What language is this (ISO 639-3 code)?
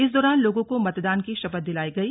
hin